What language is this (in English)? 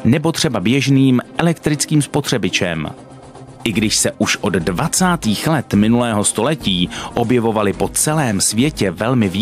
Czech